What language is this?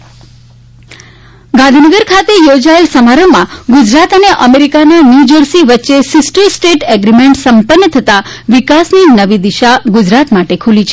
Gujarati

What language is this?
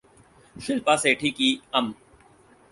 Urdu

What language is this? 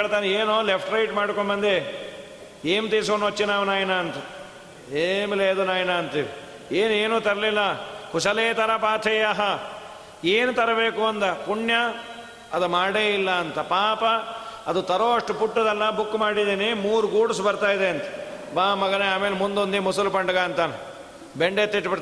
Kannada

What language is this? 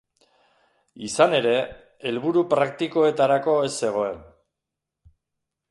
Basque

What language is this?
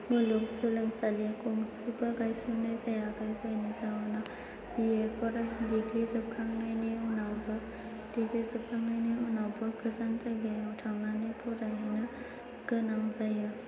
Bodo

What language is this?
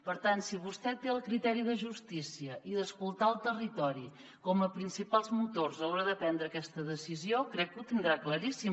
Catalan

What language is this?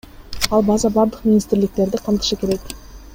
Kyrgyz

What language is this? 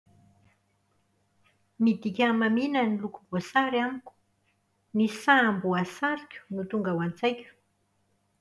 Malagasy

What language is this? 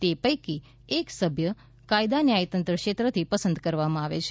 Gujarati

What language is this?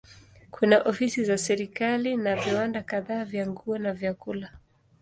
Swahili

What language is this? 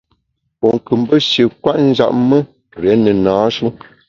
Bamun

